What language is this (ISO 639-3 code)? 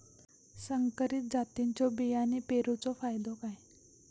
mar